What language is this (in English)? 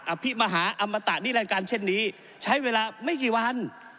Thai